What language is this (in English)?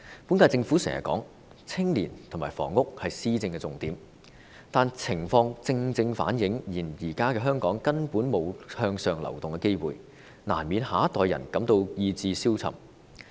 Cantonese